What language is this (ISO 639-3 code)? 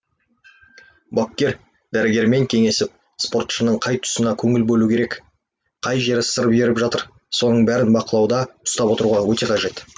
kaz